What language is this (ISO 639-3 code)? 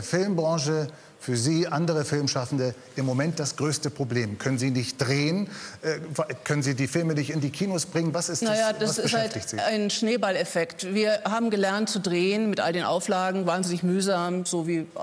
deu